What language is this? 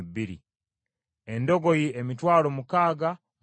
Ganda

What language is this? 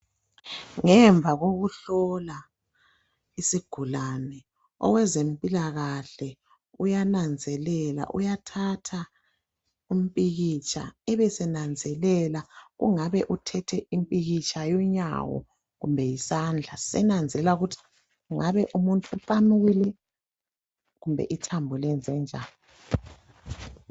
North Ndebele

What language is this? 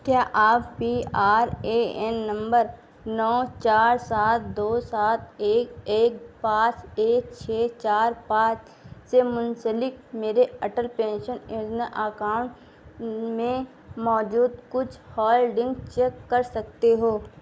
Urdu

